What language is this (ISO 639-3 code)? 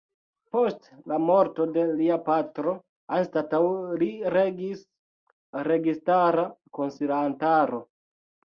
epo